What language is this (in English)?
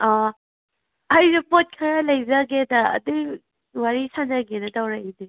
Manipuri